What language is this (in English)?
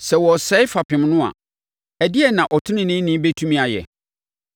Akan